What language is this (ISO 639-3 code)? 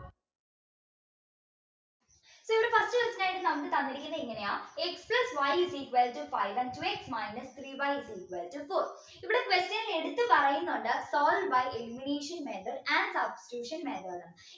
mal